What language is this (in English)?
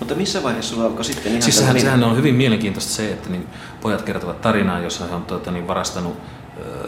Finnish